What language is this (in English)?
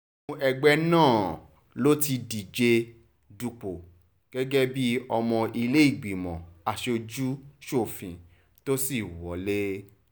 Yoruba